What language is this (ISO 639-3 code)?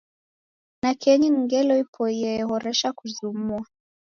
dav